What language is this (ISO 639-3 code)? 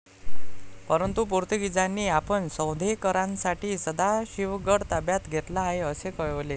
mar